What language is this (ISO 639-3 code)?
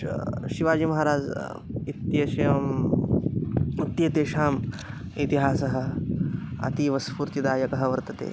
san